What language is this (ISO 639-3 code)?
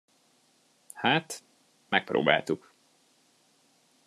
hun